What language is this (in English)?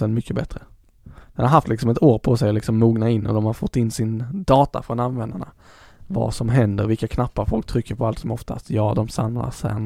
Swedish